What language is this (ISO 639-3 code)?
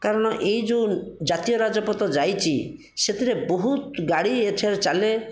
ori